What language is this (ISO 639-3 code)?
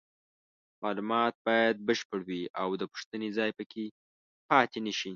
pus